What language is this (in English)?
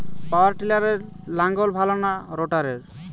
Bangla